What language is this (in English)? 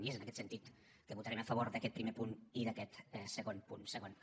Catalan